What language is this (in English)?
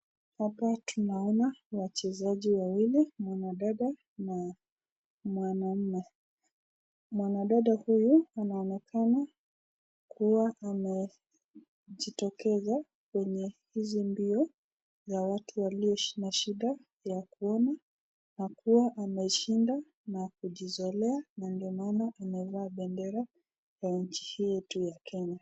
Swahili